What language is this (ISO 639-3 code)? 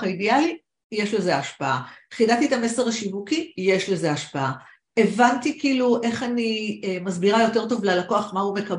heb